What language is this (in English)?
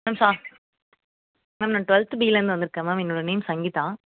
Tamil